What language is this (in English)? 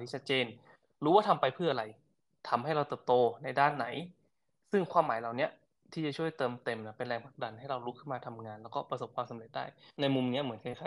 Thai